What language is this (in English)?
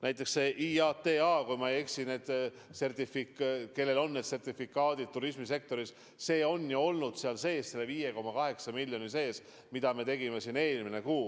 Estonian